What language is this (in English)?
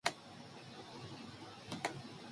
Japanese